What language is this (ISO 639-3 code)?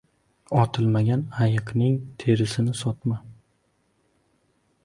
uzb